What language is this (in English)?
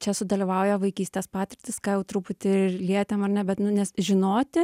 Lithuanian